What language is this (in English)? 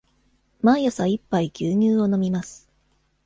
Japanese